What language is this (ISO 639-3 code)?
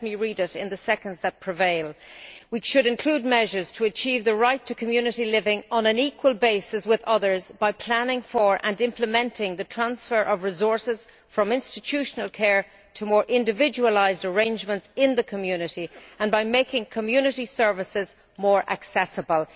eng